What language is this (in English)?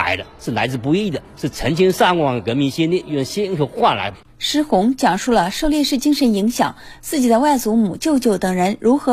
Chinese